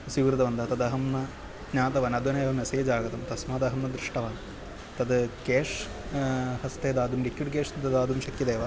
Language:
Sanskrit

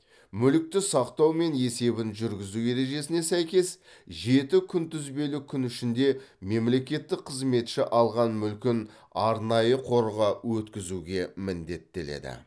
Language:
Kazakh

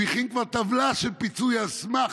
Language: Hebrew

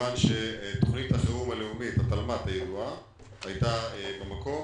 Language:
Hebrew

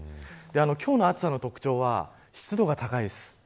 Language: Japanese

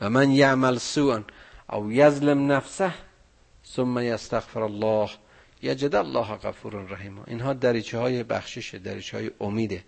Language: Persian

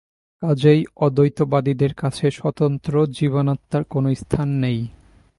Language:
Bangla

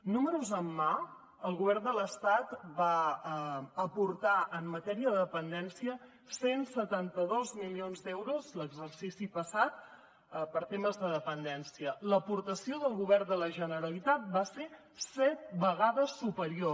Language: Catalan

